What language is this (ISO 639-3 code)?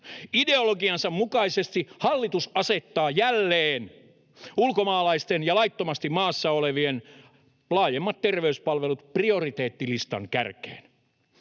fin